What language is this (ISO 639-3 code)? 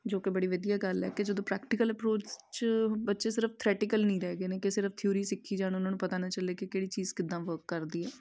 pan